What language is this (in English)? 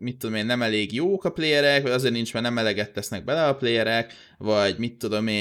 Hungarian